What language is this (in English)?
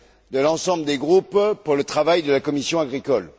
French